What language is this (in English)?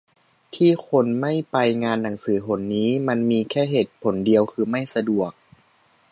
Thai